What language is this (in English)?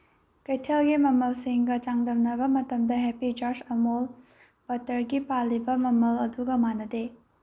Manipuri